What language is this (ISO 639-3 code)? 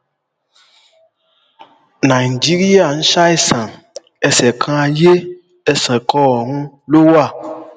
yor